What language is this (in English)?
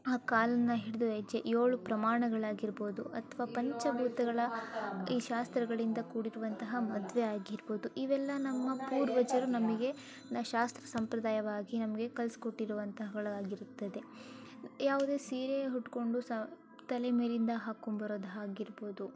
Kannada